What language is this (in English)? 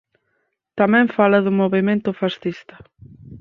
Galician